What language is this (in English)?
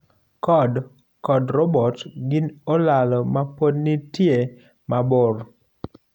Luo (Kenya and Tanzania)